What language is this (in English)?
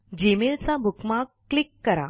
Marathi